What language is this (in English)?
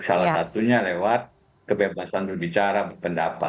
Indonesian